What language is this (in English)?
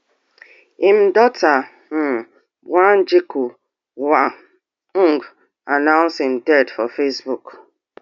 Nigerian Pidgin